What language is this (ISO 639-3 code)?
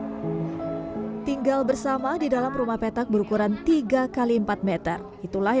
ind